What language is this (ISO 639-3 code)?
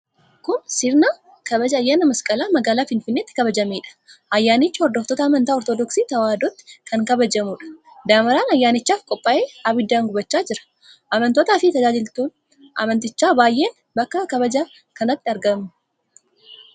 orm